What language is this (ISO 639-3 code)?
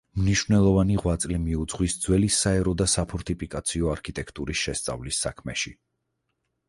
kat